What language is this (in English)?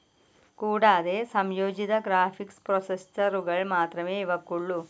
Malayalam